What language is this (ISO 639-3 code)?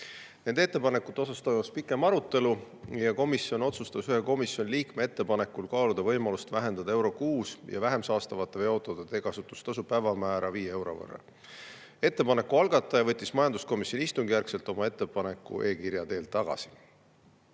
est